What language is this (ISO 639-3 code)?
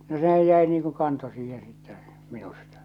fin